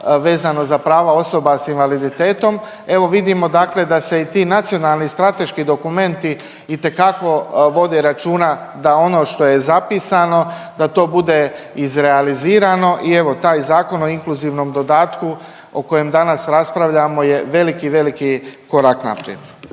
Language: Croatian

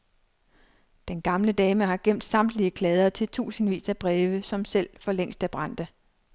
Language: Danish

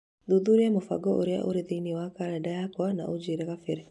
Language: Kikuyu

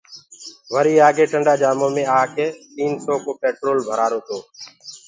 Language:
Gurgula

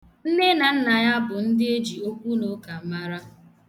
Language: Igbo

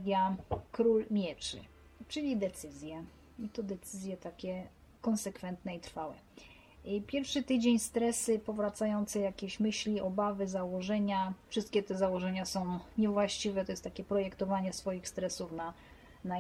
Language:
Polish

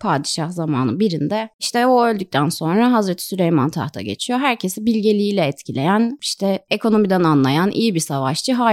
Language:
Turkish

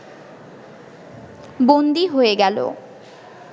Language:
Bangla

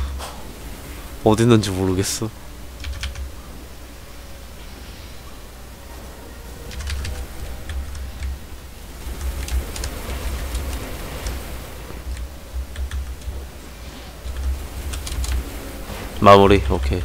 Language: Korean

